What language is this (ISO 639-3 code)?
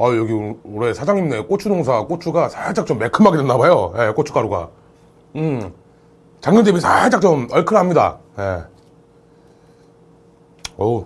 kor